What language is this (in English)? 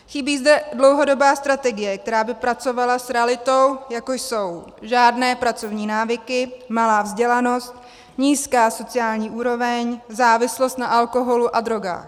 Czech